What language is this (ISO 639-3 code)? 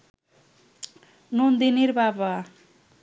ben